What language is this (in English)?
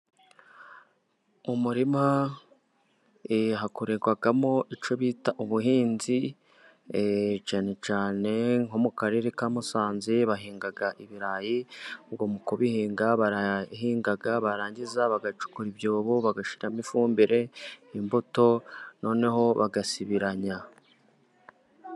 Kinyarwanda